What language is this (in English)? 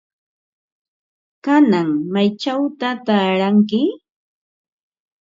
Ambo-Pasco Quechua